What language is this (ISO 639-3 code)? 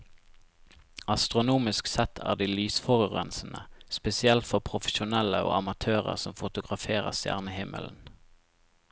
nor